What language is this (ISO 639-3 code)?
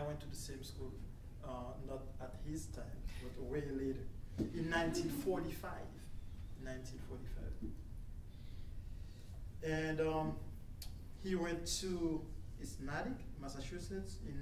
fra